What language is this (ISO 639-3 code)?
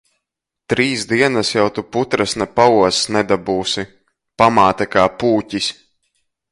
lav